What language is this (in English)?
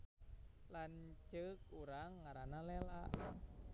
Sundanese